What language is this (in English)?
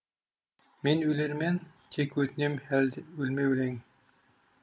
Kazakh